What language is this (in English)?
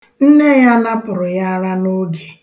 Igbo